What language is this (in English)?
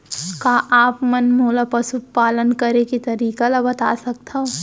Chhattisgarhi